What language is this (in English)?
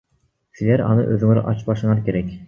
Kyrgyz